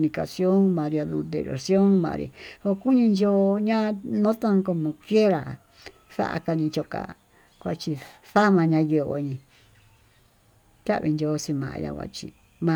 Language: Tututepec Mixtec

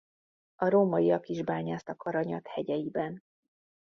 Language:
Hungarian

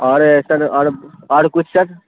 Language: Urdu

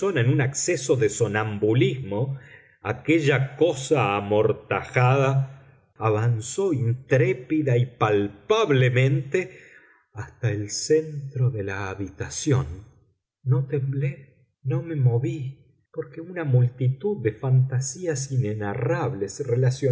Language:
Spanish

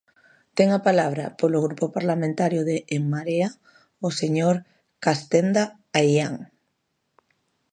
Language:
Galician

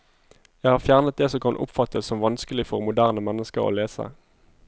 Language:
Norwegian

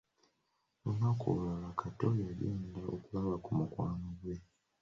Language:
Ganda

